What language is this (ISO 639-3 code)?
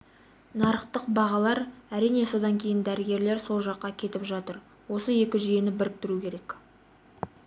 kaz